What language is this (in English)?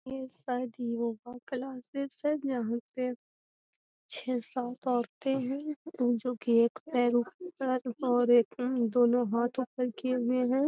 Magahi